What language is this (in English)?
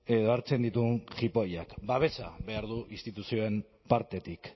Basque